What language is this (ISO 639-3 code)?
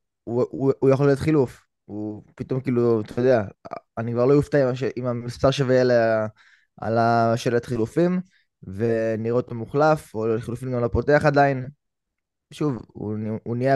heb